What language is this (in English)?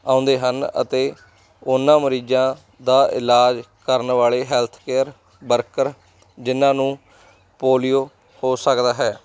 Punjabi